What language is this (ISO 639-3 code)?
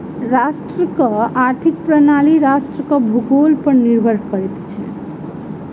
mai